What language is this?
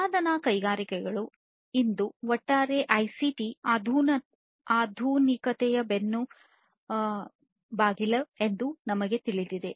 Kannada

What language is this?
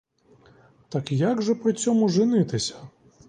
Ukrainian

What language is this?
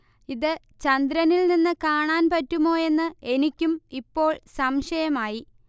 Malayalam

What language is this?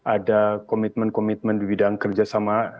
Indonesian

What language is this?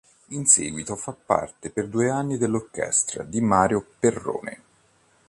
Italian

